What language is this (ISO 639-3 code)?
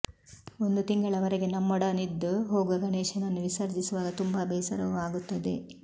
kan